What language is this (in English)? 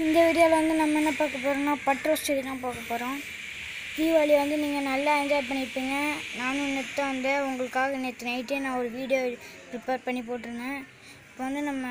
Turkish